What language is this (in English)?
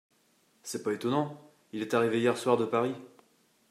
French